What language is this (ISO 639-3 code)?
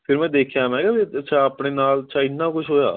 pan